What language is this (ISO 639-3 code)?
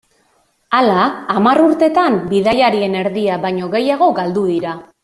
eus